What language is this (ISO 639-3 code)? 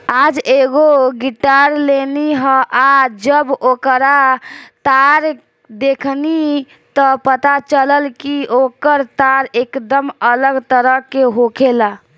bho